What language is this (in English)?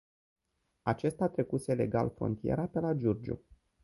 Romanian